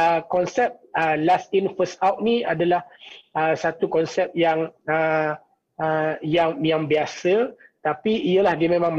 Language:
Malay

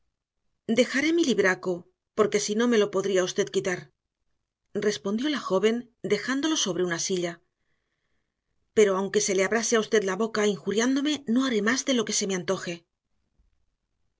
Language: Spanish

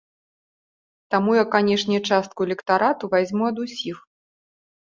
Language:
Belarusian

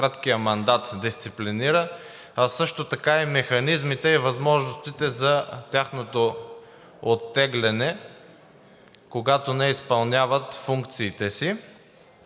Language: Bulgarian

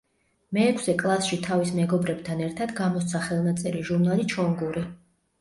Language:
Georgian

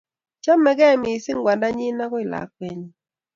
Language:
Kalenjin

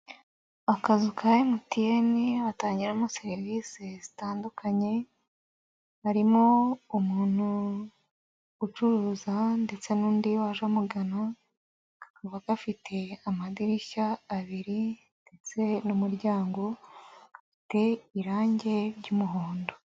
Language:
Kinyarwanda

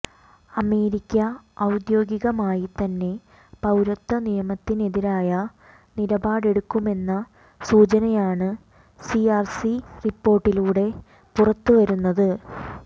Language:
Malayalam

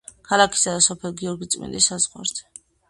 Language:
Georgian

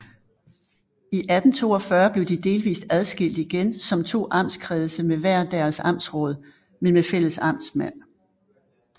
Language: Danish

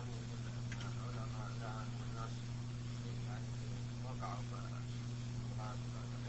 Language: Arabic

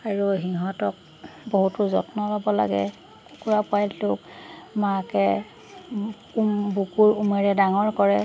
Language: Assamese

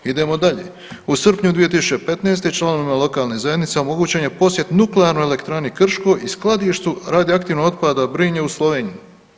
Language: Croatian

